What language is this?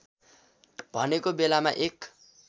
Nepali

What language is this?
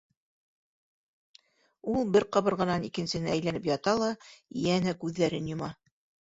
Bashkir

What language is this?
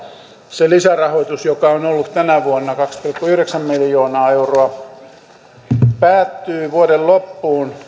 Finnish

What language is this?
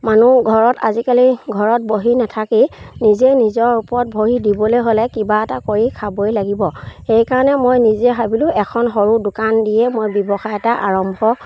Assamese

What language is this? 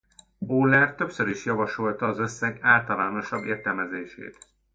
Hungarian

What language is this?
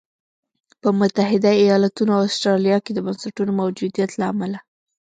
Pashto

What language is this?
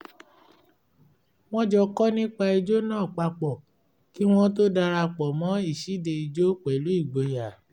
Yoruba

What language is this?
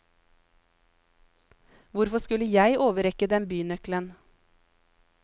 Norwegian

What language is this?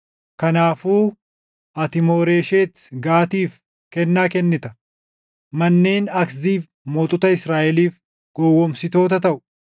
Oromo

